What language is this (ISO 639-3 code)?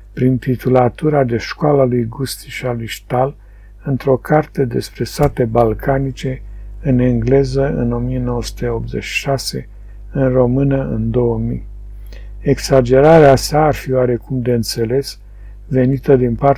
ron